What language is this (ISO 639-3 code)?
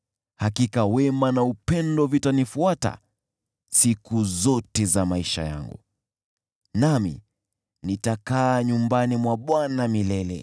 swa